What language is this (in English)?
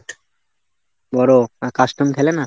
Bangla